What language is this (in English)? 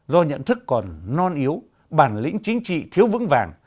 Vietnamese